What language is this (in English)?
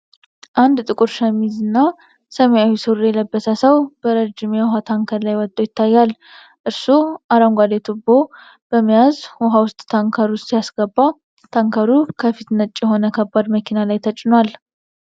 Amharic